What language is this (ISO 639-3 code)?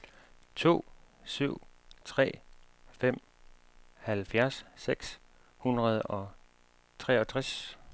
dan